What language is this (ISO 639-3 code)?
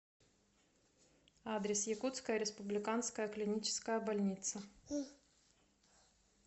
rus